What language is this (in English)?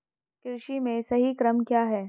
Hindi